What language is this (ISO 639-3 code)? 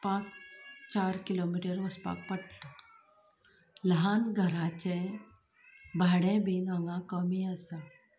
kok